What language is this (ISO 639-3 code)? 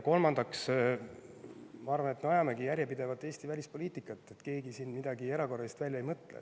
est